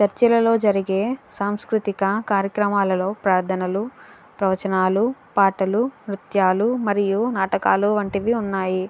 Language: Telugu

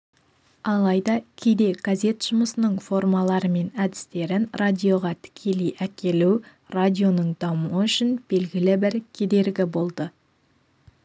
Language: Kazakh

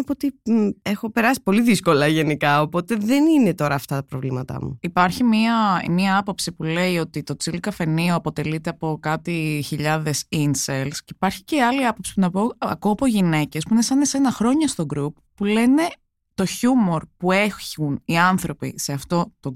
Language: Greek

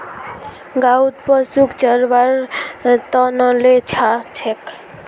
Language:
Magahi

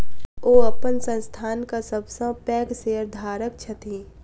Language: Maithili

